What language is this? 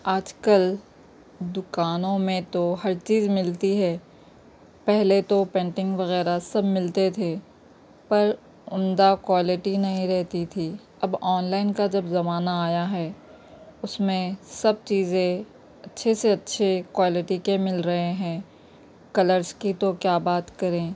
Urdu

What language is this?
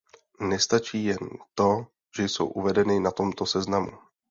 Czech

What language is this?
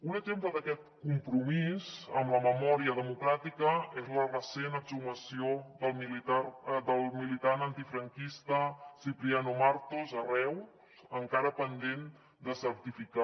Catalan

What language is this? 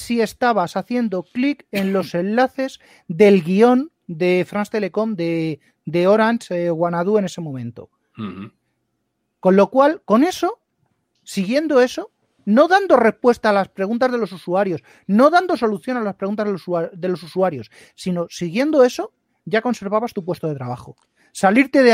Spanish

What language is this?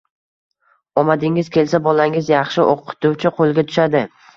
Uzbek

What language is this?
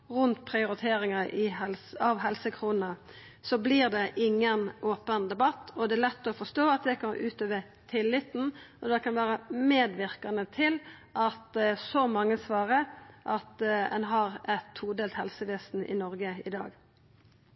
Norwegian Nynorsk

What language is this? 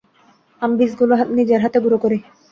Bangla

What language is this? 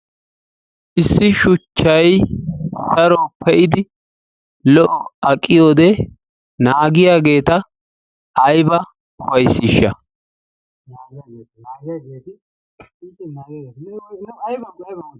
Wolaytta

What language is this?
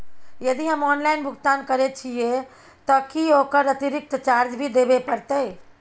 Maithili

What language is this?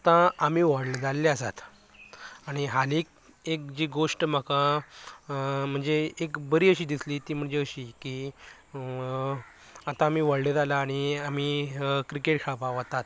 Konkani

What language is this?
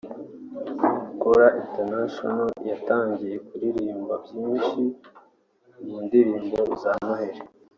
Kinyarwanda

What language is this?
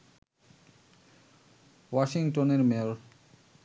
Bangla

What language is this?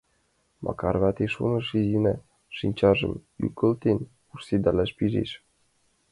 Mari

